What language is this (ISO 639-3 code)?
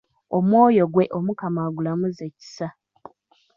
lug